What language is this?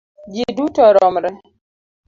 Luo (Kenya and Tanzania)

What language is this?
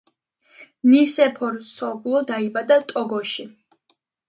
Georgian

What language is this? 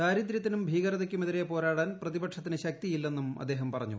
Malayalam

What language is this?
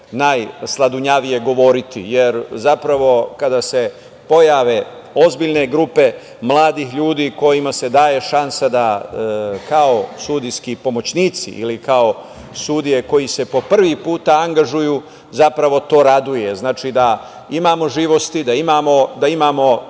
Serbian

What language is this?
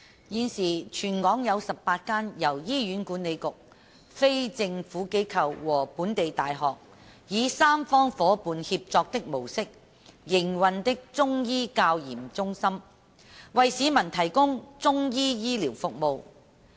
Cantonese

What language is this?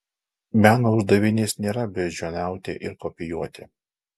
Lithuanian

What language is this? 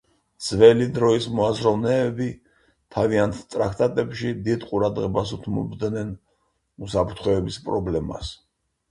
Georgian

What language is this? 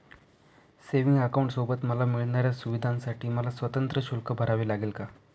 Marathi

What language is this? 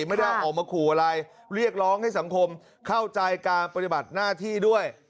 Thai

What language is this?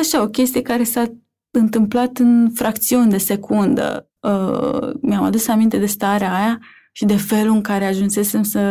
Romanian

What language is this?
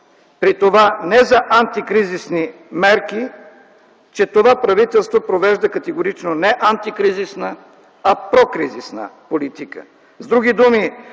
Bulgarian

